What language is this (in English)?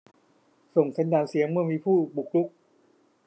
Thai